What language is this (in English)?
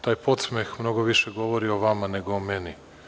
Serbian